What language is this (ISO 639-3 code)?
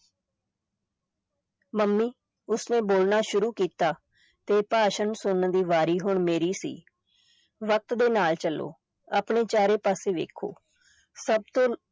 pan